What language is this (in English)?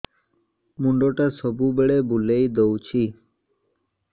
Odia